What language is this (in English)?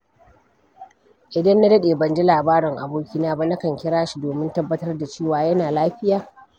Hausa